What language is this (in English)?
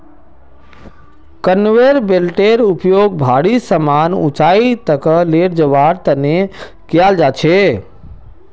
Magahi